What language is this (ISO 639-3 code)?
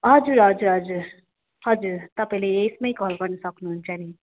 nep